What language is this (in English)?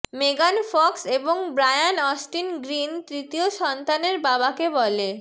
Bangla